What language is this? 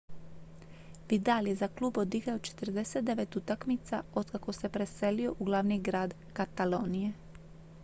Croatian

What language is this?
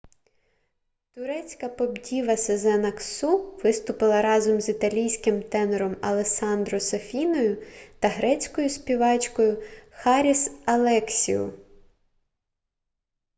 Ukrainian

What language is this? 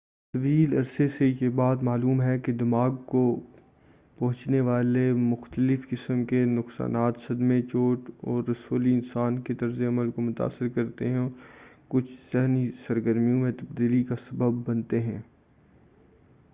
Urdu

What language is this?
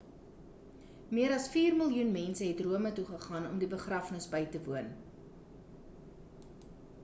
Afrikaans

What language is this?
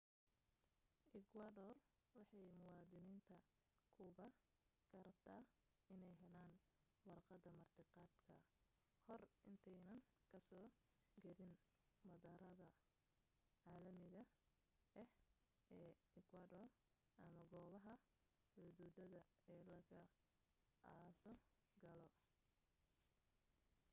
Somali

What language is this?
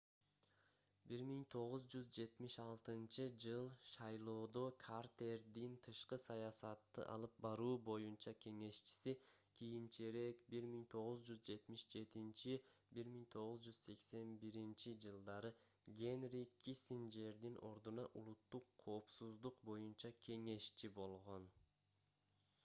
Kyrgyz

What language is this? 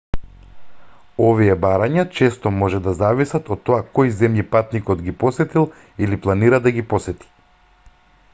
Macedonian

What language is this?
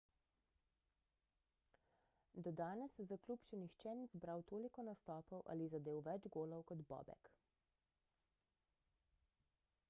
Slovenian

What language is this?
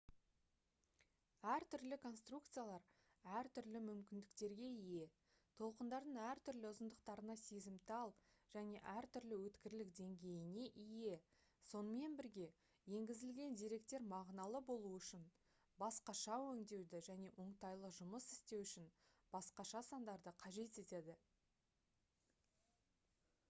Kazakh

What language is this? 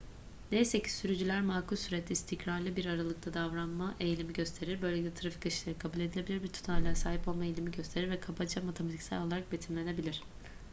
Turkish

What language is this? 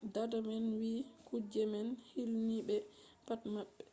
Fula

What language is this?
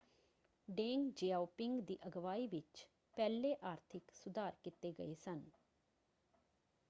Punjabi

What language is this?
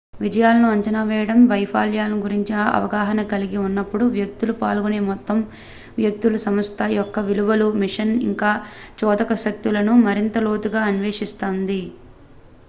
Telugu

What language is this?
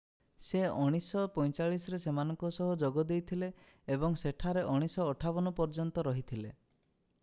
Odia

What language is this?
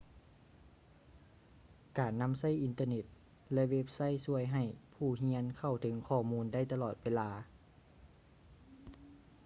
Lao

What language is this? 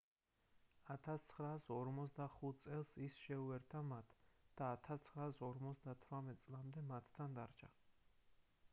Georgian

